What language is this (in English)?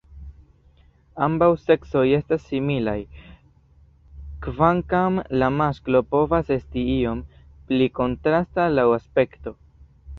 Esperanto